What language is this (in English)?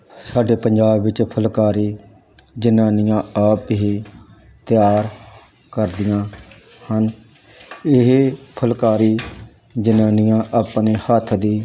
Punjabi